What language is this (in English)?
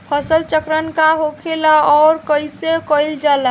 Bhojpuri